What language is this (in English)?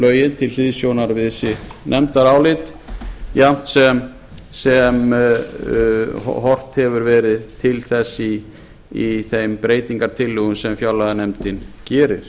Icelandic